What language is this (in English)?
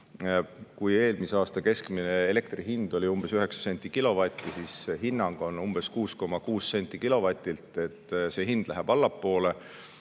Estonian